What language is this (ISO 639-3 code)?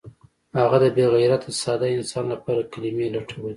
pus